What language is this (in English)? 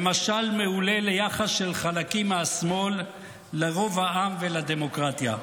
Hebrew